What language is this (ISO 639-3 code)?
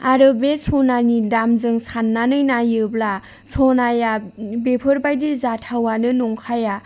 brx